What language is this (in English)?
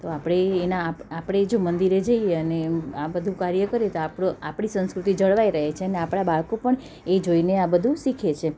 Gujarati